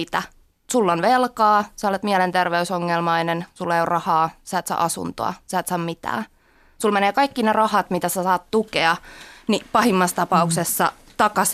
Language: Finnish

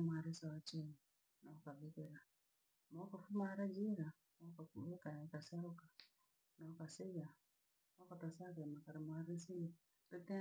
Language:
Langi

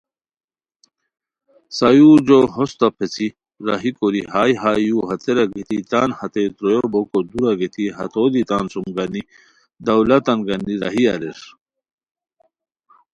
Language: Khowar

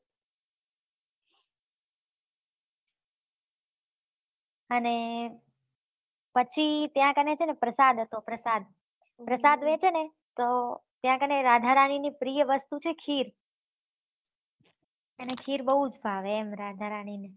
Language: Gujarati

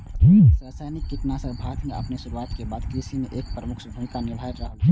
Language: Maithili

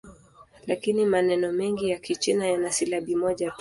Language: Swahili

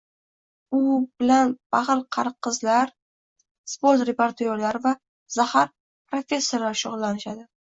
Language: Uzbek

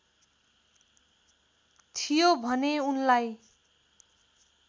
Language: Nepali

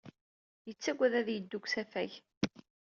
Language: Kabyle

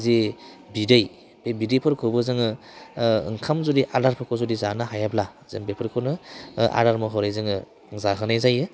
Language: Bodo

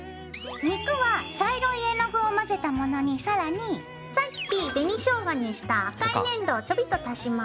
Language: Japanese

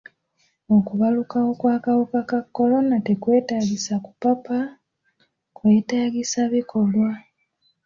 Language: Ganda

